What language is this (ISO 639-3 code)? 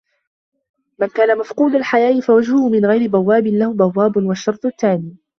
ara